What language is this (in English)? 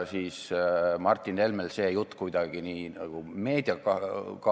Estonian